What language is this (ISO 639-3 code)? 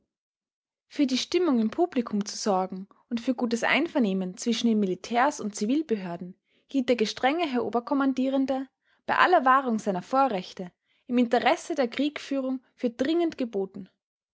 deu